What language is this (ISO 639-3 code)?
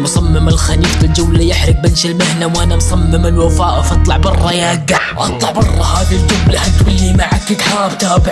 ara